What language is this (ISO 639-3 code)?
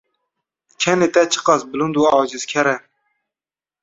kur